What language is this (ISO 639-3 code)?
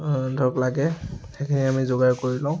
asm